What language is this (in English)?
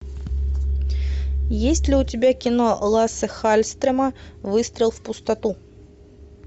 Russian